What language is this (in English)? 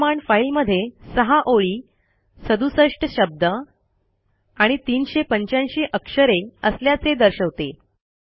Marathi